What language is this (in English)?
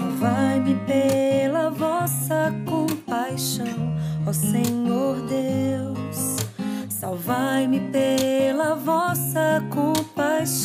Portuguese